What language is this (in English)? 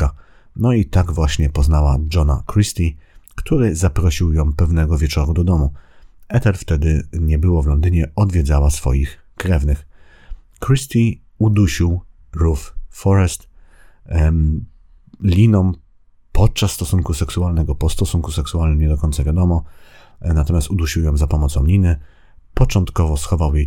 Polish